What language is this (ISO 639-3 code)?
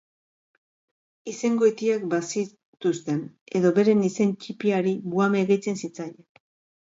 eus